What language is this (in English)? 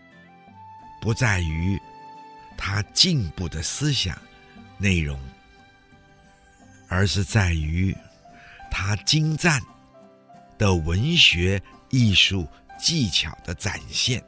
Chinese